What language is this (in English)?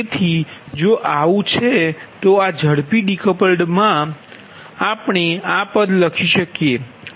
Gujarati